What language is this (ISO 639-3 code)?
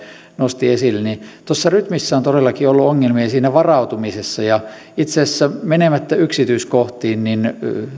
fin